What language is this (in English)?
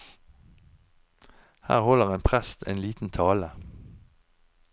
Norwegian